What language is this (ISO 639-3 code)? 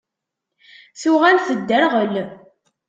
kab